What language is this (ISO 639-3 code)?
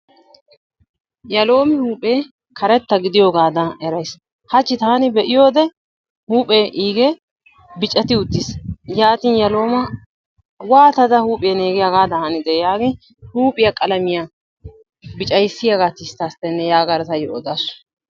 wal